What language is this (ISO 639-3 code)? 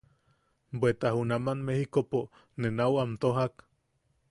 yaq